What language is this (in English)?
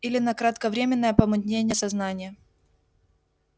Russian